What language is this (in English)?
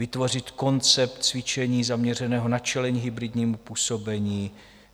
Czech